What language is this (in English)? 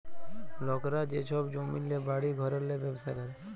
Bangla